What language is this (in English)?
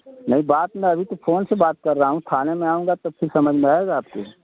Hindi